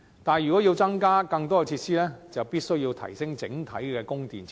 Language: Cantonese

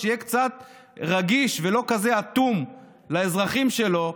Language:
Hebrew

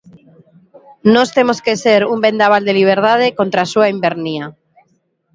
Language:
Galician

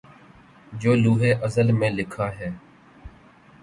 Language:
Urdu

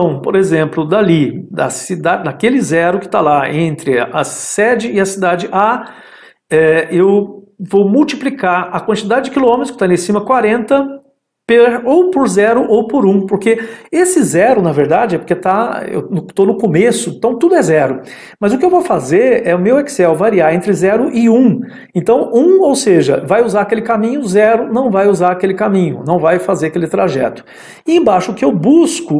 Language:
Portuguese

